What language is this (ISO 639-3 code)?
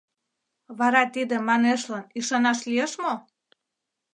chm